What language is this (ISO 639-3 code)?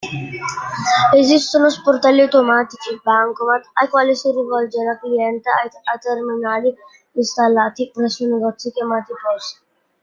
ita